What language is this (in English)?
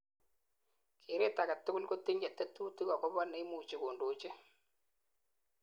Kalenjin